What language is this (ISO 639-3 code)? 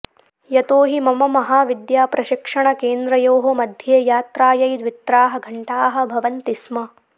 san